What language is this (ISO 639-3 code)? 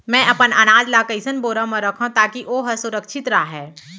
hne